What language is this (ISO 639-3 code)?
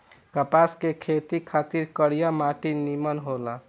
bho